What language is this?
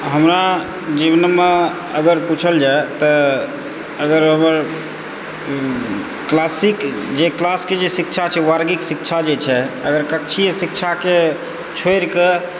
Maithili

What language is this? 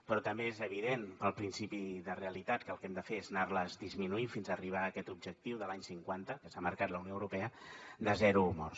Catalan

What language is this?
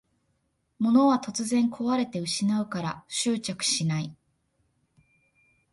Japanese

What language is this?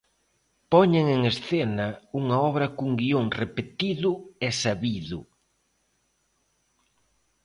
Galician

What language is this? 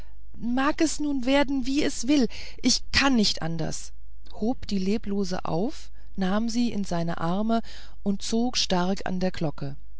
German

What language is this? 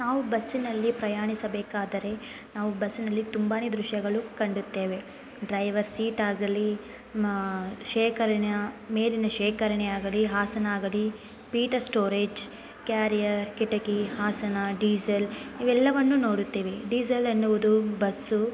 Kannada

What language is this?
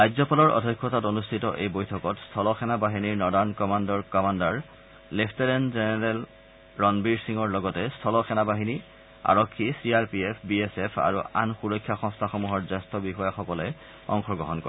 Assamese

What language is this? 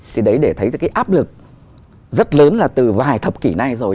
Vietnamese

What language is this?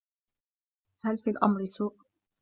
Arabic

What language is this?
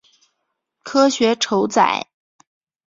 Chinese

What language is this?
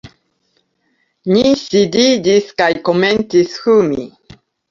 Esperanto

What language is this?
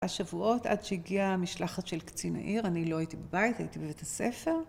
Hebrew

